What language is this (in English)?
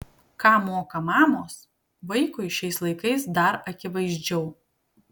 Lithuanian